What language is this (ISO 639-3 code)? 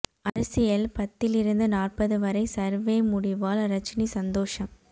tam